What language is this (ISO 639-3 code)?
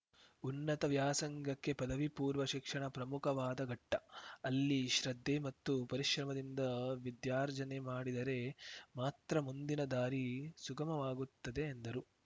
kan